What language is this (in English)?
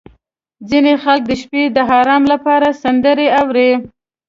Pashto